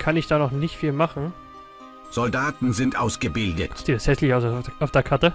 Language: German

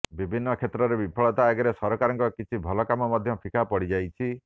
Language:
Odia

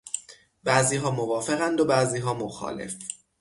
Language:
Persian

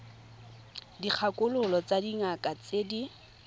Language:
Tswana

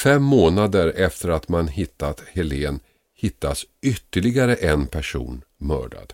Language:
Swedish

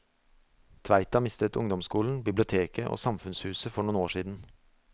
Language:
Norwegian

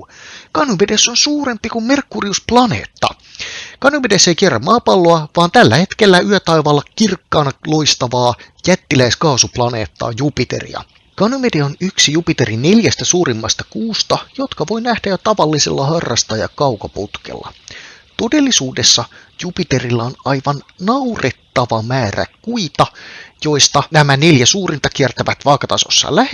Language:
Finnish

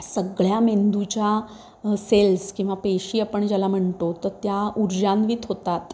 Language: Marathi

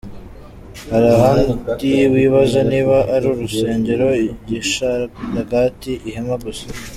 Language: Kinyarwanda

